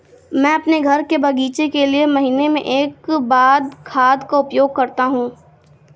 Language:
Hindi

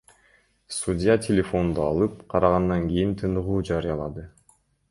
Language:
Kyrgyz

